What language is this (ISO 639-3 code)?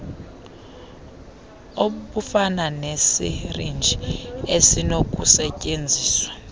xho